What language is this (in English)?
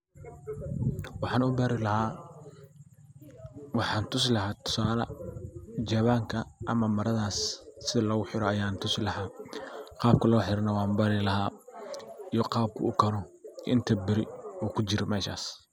Somali